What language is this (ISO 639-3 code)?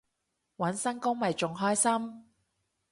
yue